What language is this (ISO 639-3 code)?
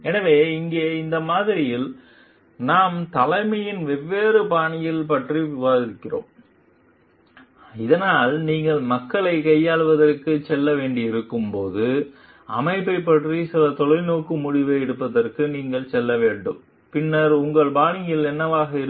tam